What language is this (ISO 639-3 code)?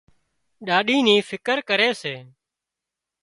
kxp